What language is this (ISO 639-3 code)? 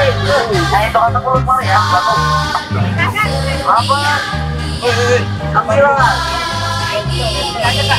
ind